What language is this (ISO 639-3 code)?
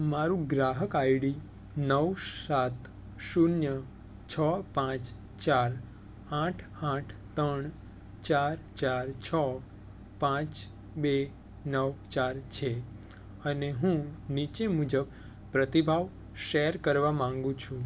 guj